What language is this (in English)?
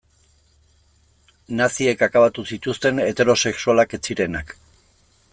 Basque